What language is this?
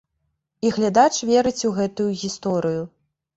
Belarusian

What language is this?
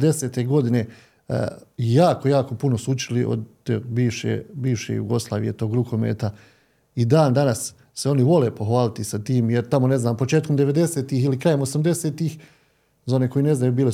Croatian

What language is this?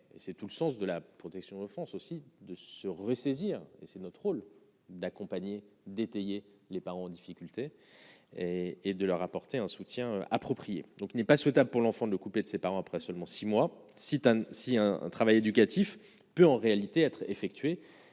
French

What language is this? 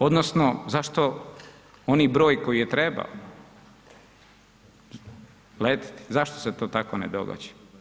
Croatian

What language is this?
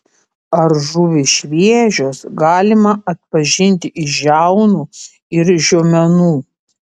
Lithuanian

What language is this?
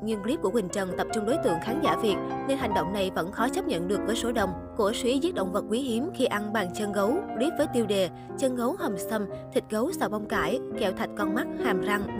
Vietnamese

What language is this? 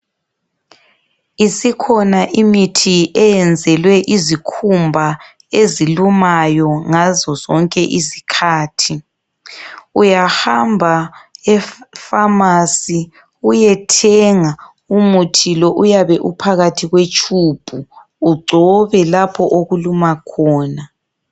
North Ndebele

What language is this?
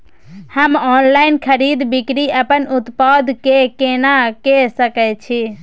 Maithili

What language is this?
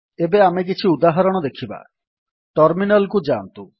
Odia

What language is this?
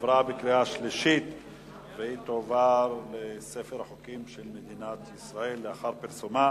Hebrew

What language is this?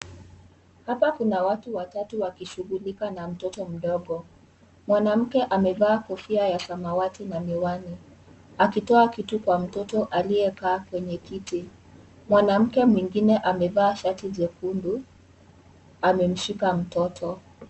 Swahili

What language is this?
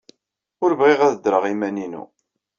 Kabyle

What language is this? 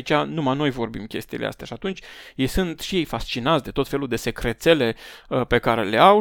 Romanian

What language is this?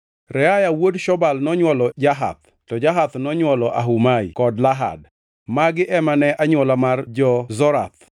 Luo (Kenya and Tanzania)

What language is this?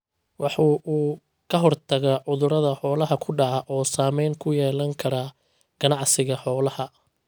Somali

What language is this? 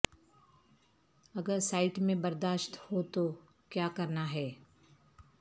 Urdu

